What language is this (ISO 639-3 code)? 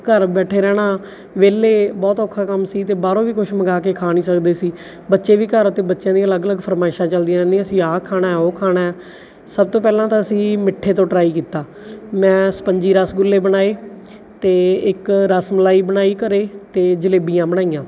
pan